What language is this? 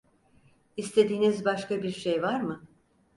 Turkish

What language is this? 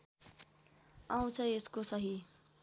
Nepali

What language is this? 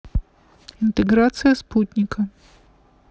Russian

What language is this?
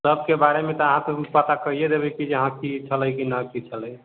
Maithili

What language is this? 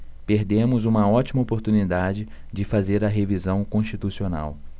Portuguese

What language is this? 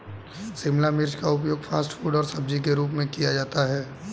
Hindi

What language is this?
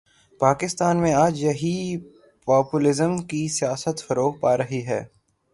Urdu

